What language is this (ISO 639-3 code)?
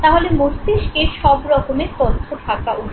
ben